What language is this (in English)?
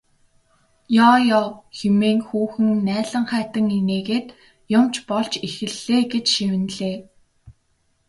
Mongolian